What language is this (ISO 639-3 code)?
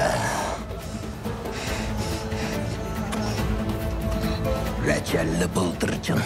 tur